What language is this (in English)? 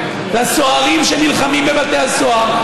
Hebrew